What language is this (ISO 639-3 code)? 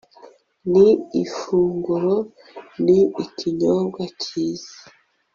kin